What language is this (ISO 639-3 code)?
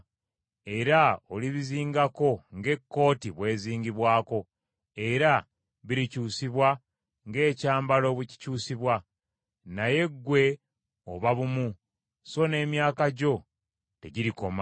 lug